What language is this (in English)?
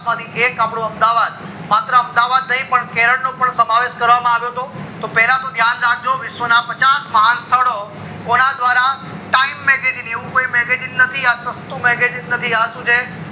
Gujarati